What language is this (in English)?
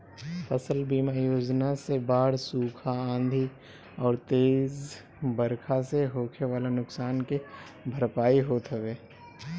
Bhojpuri